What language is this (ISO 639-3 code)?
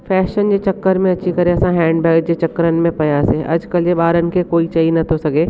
snd